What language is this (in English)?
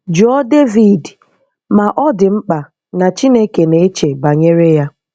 Igbo